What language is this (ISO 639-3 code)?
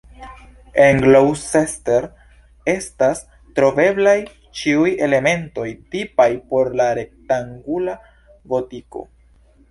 epo